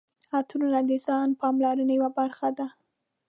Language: Pashto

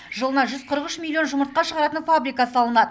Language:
Kazakh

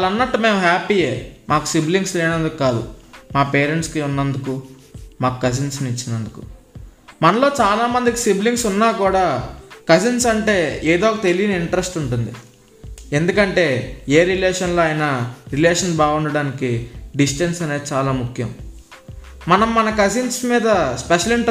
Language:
Telugu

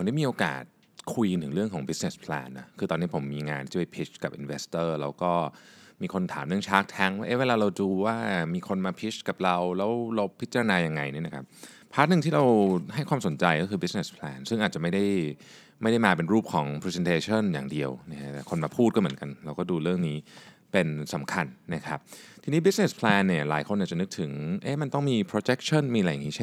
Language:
Thai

